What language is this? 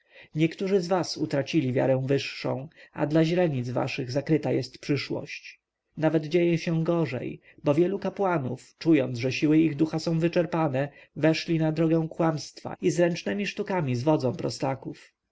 Polish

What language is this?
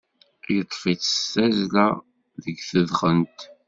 Kabyle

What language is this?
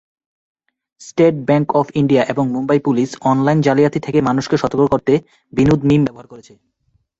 Bangla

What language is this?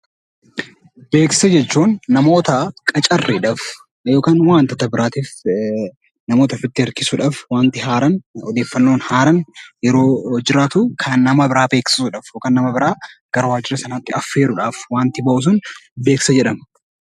Oromo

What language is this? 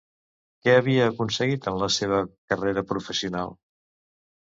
Catalan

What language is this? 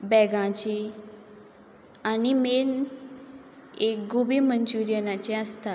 Konkani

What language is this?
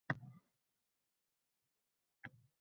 Uzbek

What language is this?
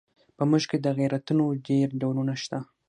Pashto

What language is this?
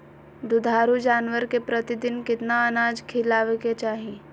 Magahi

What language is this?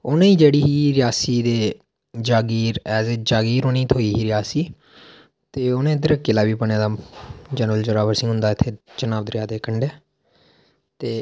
Dogri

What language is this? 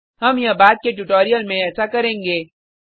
Hindi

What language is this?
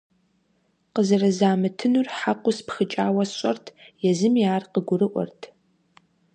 Kabardian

